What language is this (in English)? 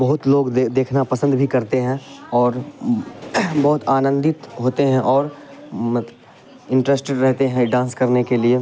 Urdu